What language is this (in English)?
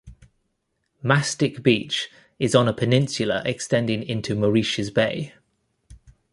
English